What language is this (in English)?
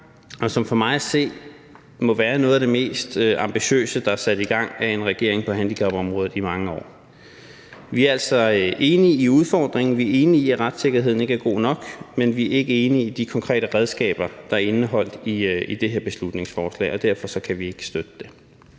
Danish